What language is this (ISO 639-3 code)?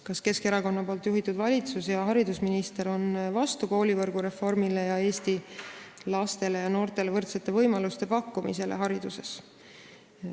est